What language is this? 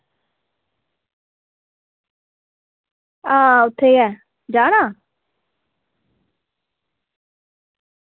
Dogri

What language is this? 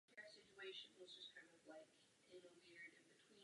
Czech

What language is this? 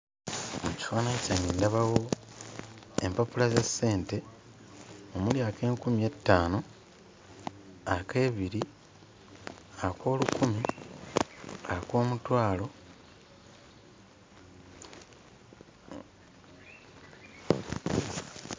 Ganda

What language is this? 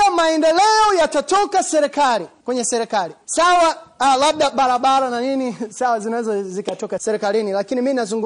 Swahili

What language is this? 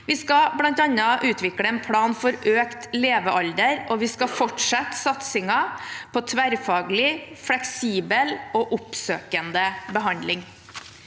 Norwegian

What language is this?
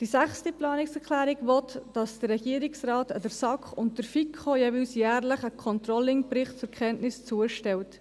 Swiss German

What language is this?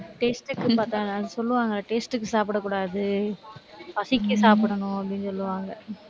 Tamil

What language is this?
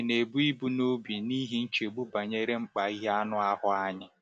Igbo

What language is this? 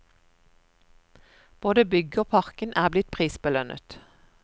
Norwegian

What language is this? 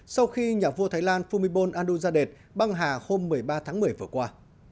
Vietnamese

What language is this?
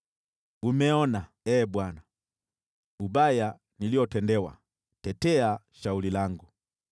Swahili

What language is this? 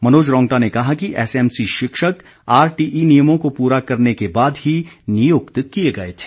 Hindi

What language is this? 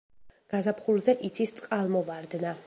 Georgian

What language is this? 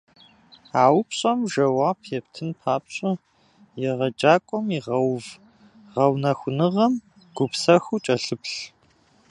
Kabardian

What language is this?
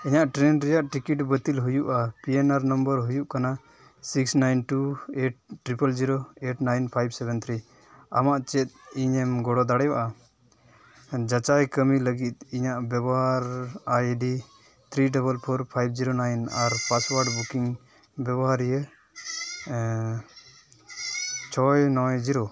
Santali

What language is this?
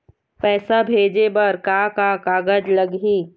Chhattisgarhi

